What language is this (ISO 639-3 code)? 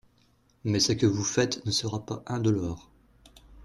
fra